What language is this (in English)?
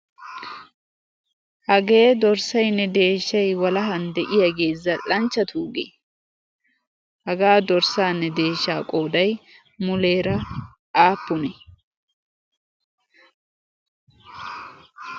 Wolaytta